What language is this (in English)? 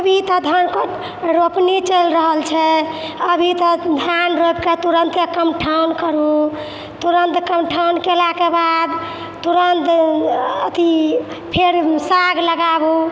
Maithili